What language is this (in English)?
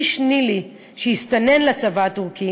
Hebrew